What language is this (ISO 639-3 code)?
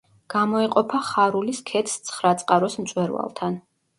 kat